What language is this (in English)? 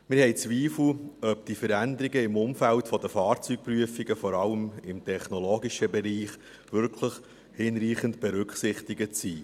Swiss German